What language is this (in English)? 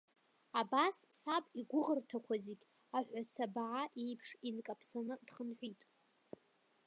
Abkhazian